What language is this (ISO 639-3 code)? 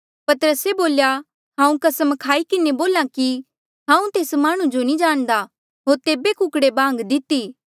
mjl